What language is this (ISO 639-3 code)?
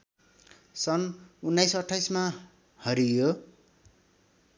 nep